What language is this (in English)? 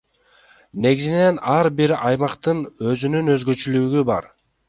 Kyrgyz